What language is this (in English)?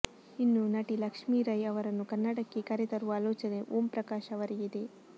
Kannada